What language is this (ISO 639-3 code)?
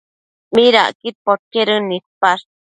mcf